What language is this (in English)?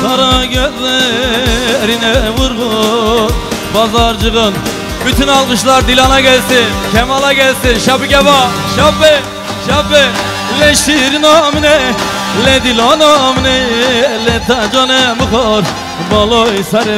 Arabic